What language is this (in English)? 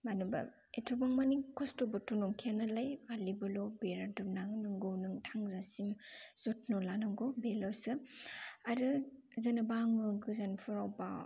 Bodo